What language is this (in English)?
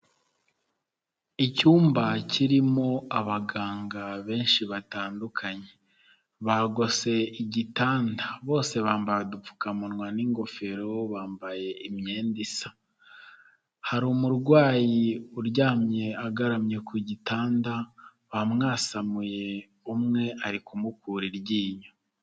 Kinyarwanda